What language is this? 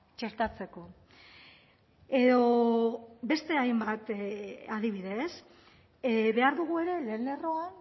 Basque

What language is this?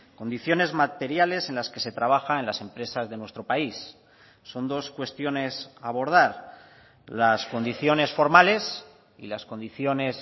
Spanish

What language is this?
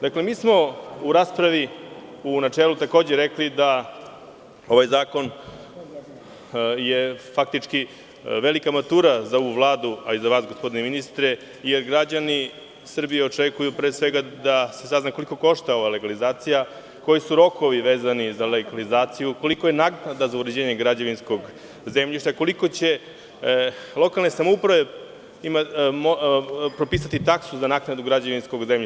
Serbian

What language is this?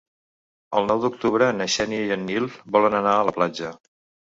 Catalan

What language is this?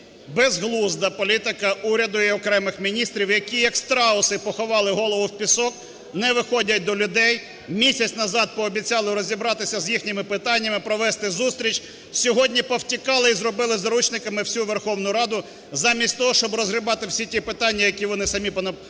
Ukrainian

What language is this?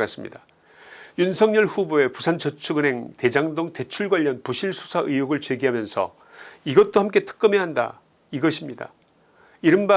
Korean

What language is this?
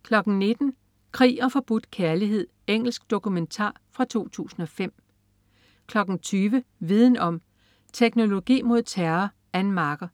Danish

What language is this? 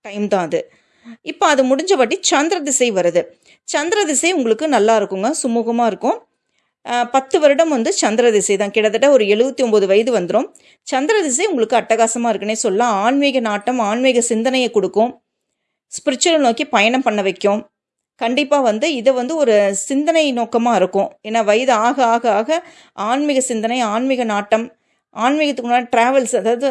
Tamil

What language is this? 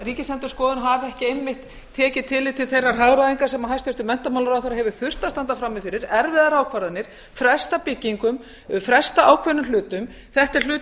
Icelandic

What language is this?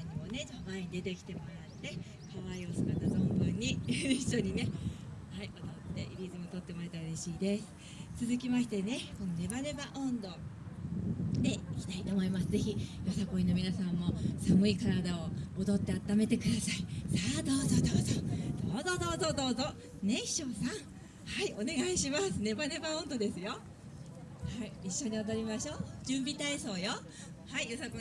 Japanese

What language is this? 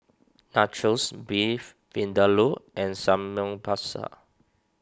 English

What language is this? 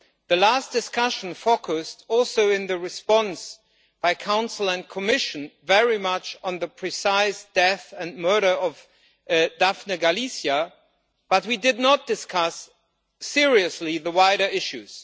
English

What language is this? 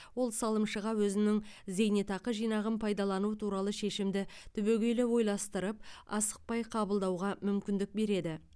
Kazakh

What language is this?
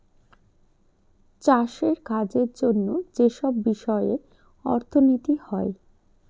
Bangla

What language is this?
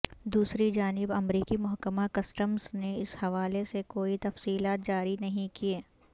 Urdu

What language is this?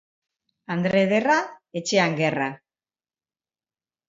Basque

